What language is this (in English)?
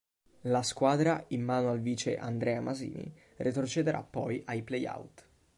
Italian